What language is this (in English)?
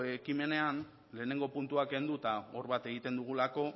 Basque